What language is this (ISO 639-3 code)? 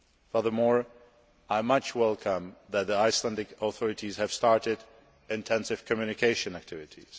eng